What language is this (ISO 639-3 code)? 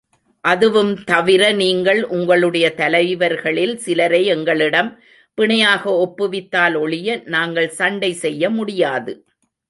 tam